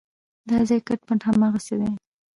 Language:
Pashto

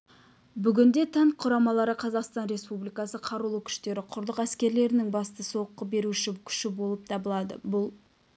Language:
Kazakh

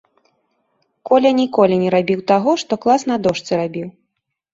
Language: Belarusian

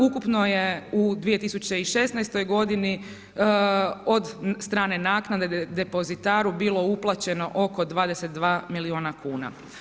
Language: Croatian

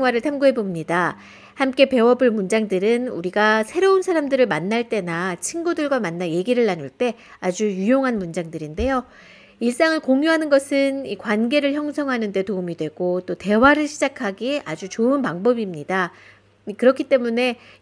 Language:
Korean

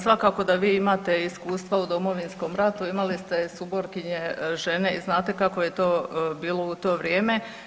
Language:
Croatian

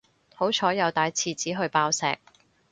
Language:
Cantonese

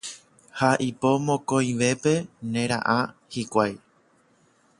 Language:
Guarani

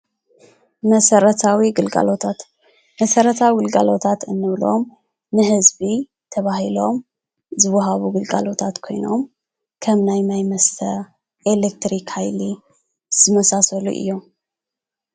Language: Tigrinya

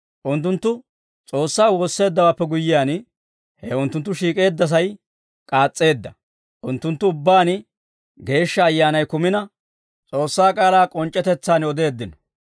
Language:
Dawro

